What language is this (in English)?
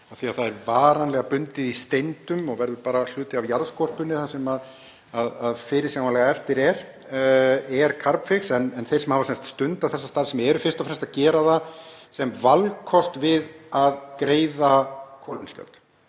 Icelandic